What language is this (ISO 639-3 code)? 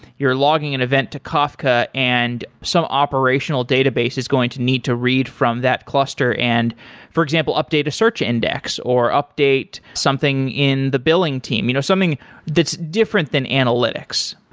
eng